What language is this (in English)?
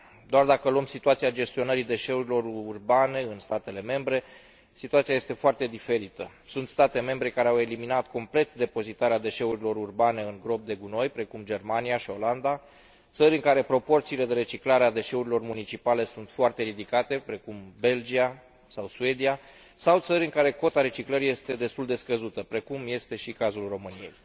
Romanian